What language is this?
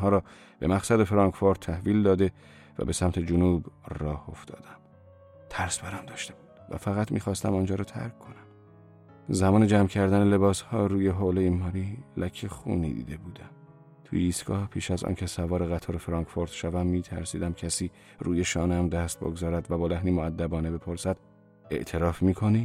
Persian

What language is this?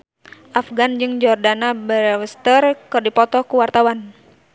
Sundanese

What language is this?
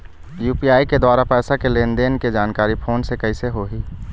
Chhattisgarhi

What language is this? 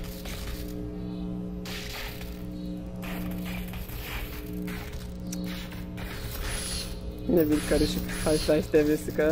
Turkish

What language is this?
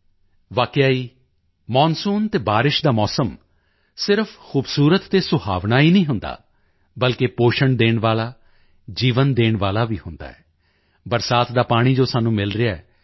Punjabi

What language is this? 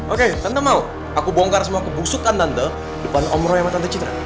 Indonesian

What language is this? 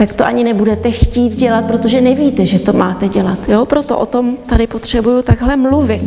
Czech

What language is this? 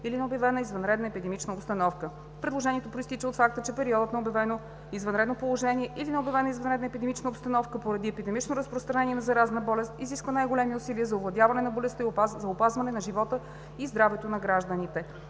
Bulgarian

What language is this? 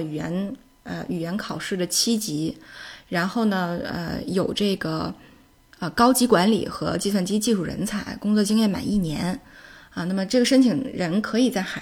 Chinese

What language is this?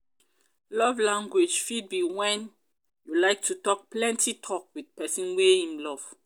Nigerian Pidgin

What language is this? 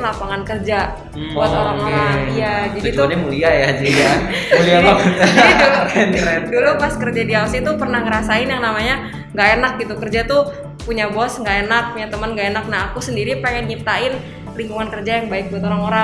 Indonesian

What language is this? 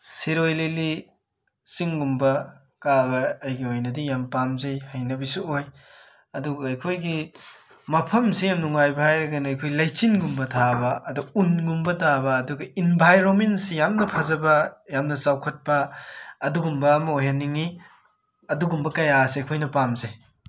Manipuri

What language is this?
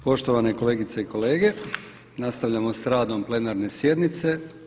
Croatian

